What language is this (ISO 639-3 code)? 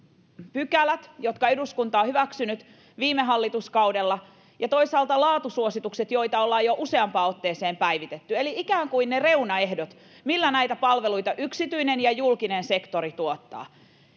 fin